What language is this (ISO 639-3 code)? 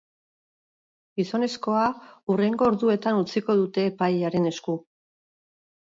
eus